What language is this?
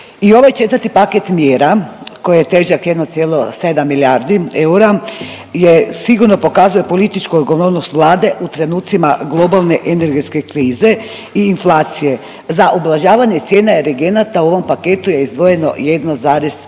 Croatian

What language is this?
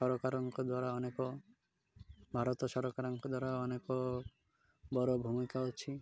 Odia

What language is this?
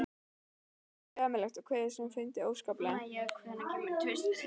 Icelandic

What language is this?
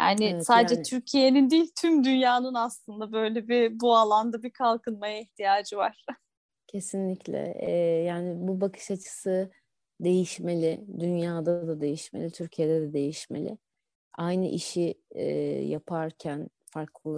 Turkish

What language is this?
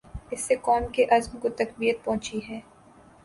Urdu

